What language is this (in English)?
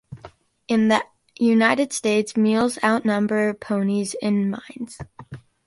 English